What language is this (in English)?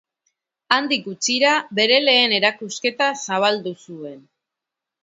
Basque